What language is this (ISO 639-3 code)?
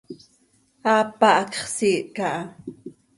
sei